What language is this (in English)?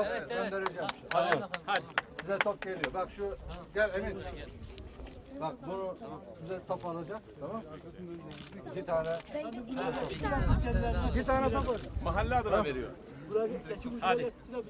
Turkish